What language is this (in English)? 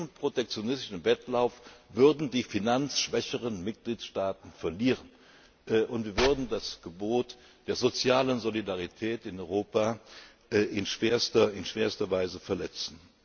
German